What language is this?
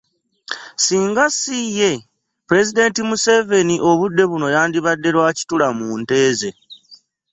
Ganda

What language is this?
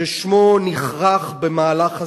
Hebrew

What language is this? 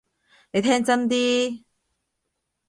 Cantonese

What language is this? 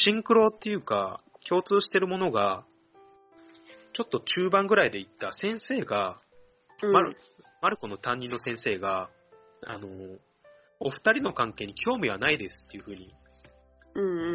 Japanese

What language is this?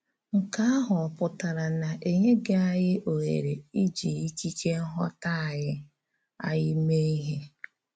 Igbo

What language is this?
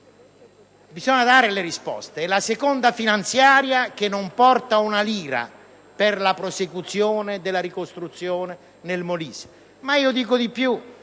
Italian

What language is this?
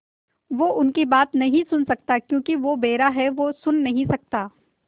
Hindi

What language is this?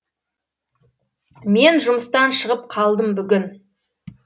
Kazakh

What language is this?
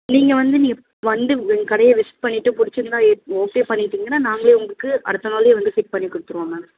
Tamil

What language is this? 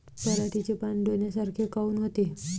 Marathi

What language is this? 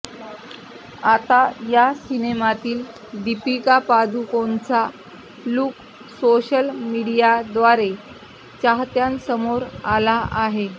Marathi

